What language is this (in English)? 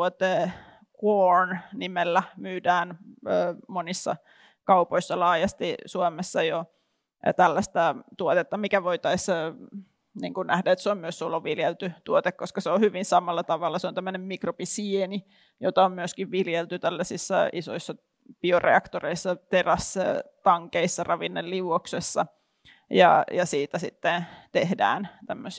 Finnish